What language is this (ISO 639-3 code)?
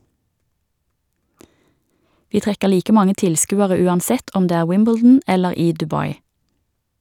nor